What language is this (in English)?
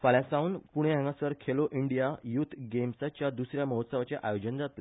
Konkani